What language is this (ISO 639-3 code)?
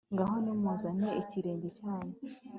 kin